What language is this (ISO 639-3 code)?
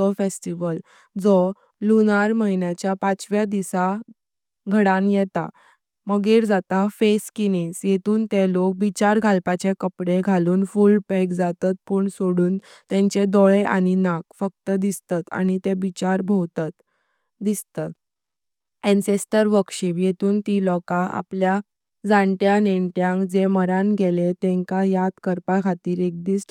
kok